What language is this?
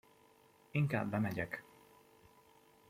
Hungarian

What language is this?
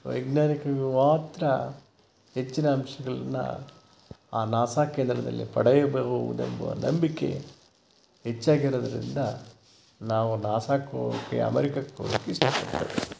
Kannada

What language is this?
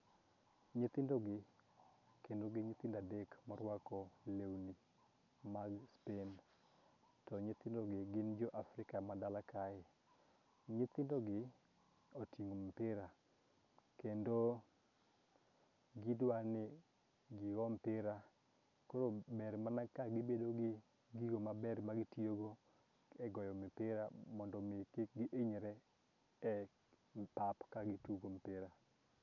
Luo (Kenya and Tanzania)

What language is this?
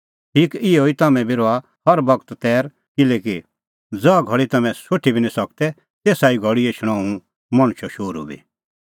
Kullu Pahari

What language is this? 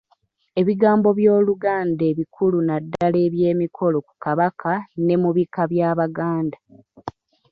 Ganda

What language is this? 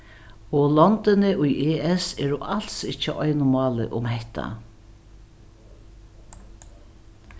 Faroese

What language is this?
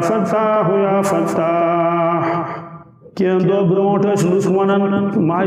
Turkish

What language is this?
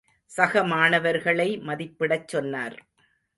Tamil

